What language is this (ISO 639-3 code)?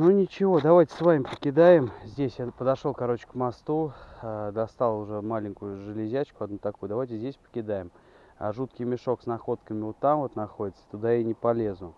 rus